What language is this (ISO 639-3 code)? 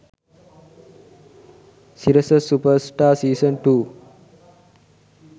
sin